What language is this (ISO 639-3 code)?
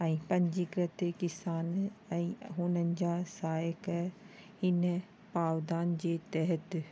snd